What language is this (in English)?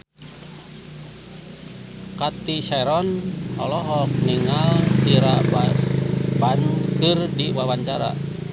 Sundanese